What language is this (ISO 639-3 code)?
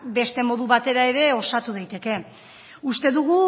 eus